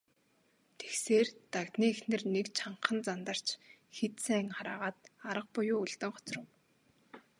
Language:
Mongolian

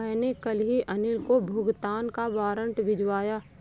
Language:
Hindi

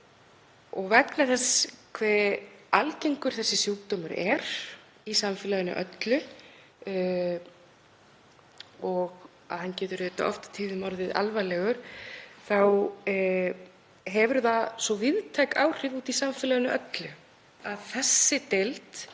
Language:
Icelandic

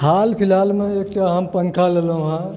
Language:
Maithili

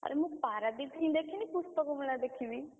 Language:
Odia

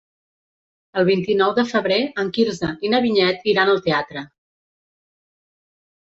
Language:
Catalan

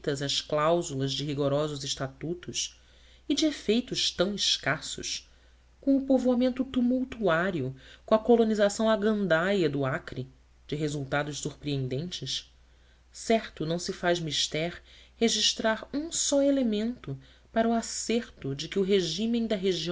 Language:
Portuguese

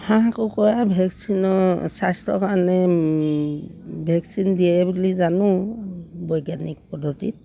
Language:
Assamese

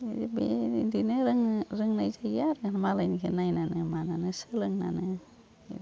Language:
Bodo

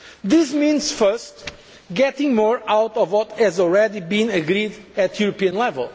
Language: English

